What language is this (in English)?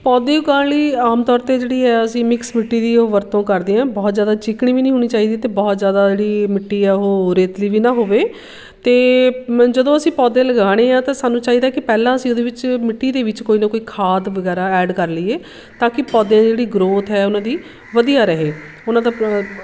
Punjabi